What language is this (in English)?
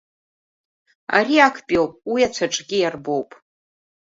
Abkhazian